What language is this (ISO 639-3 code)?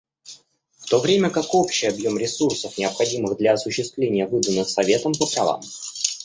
rus